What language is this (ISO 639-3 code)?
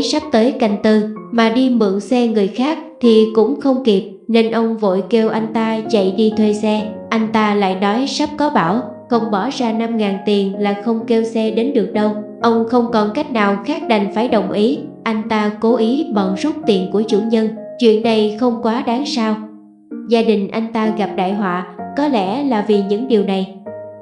vie